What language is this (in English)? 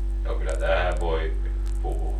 Finnish